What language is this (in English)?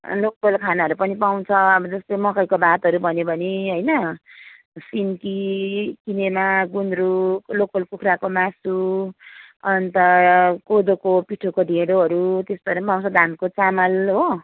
Nepali